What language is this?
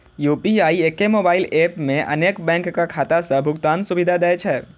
Maithili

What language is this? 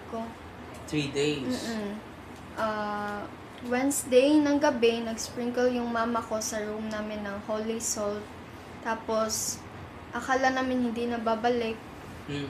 Filipino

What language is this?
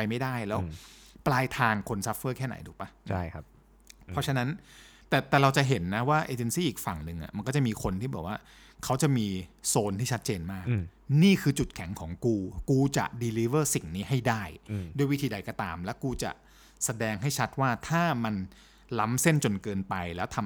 Thai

